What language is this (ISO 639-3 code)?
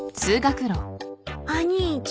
jpn